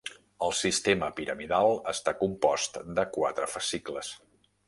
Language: Catalan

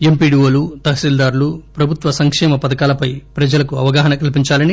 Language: Telugu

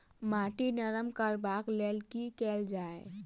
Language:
Maithili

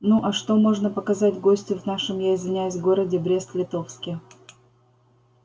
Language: Russian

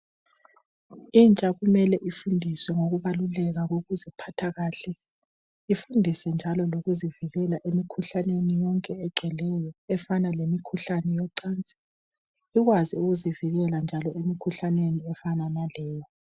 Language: North Ndebele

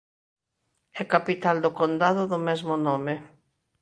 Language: Galician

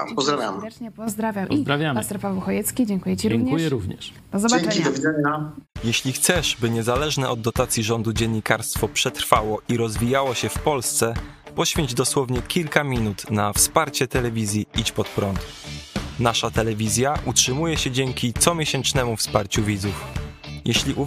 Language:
Polish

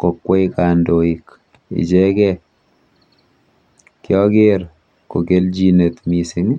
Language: Kalenjin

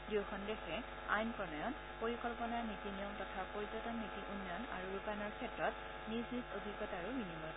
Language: Assamese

